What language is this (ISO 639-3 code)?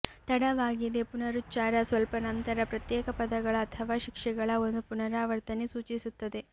kan